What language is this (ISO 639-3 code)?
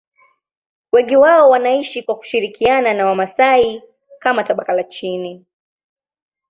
swa